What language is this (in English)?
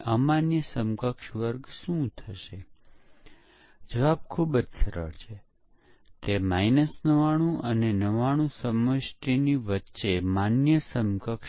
Gujarati